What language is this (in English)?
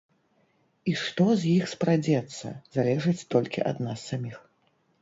Belarusian